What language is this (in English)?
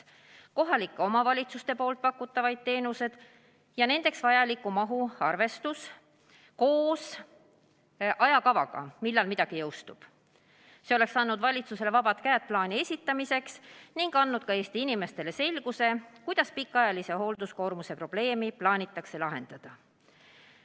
Estonian